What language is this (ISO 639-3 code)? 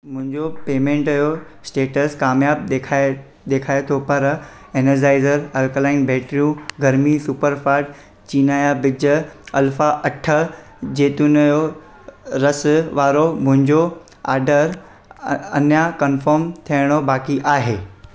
snd